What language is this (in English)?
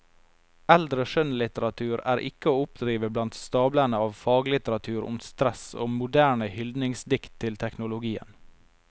Norwegian